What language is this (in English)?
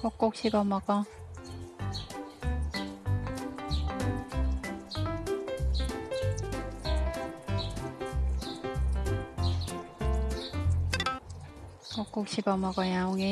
Korean